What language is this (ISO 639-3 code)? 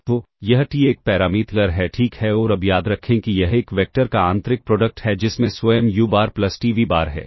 hin